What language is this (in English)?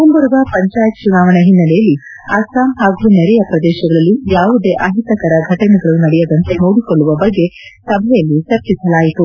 Kannada